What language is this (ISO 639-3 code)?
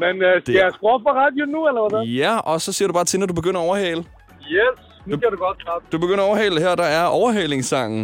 dan